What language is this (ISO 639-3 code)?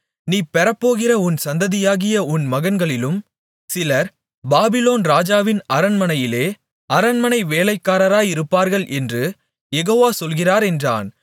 tam